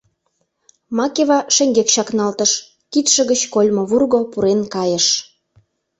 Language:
Mari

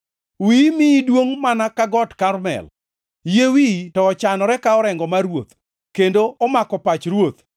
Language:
Luo (Kenya and Tanzania)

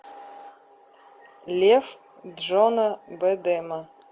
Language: Russian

